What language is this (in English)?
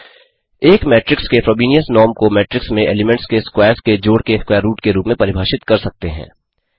Hindi